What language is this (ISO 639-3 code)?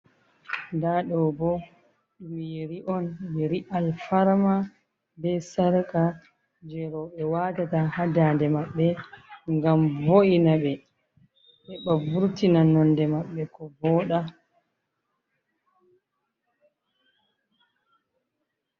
ful